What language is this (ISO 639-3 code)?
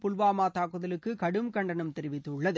tam